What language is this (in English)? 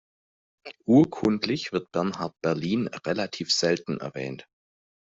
German